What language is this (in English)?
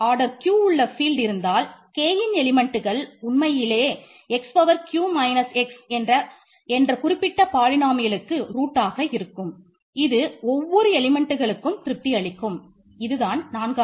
Tamil